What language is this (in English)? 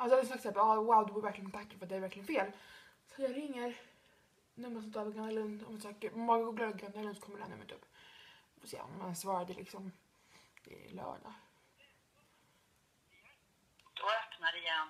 Swedish